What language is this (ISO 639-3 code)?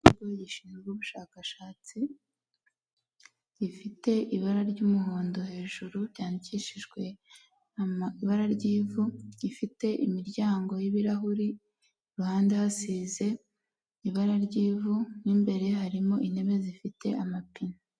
kin